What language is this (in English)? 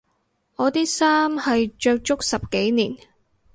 Cantonese